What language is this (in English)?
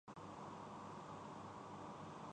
Urdu